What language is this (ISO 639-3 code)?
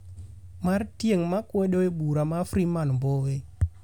luo